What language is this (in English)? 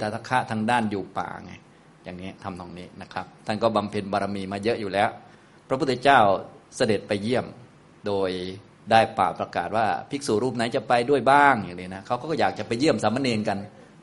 Thai